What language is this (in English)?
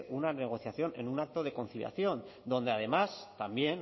Spanish